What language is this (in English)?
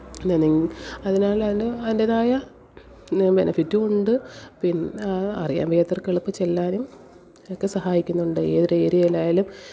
Malayalam